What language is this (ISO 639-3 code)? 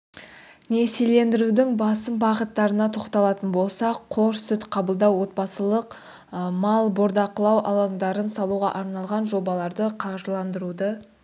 kaz